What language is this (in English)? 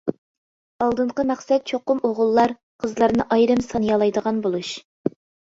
Uyghur